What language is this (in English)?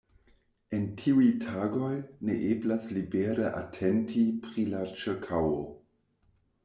Esperanto